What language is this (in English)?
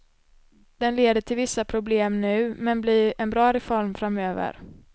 Swedish